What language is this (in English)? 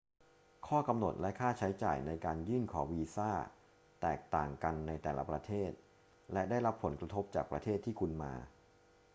Thai